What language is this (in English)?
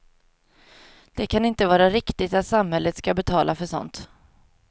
Swedish